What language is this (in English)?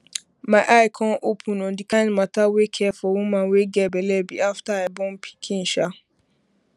Nigerian Pidgin